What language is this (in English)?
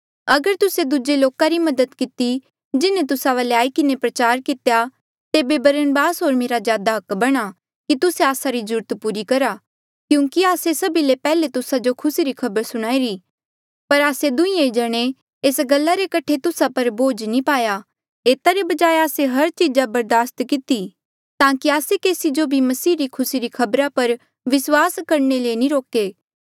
Mandeali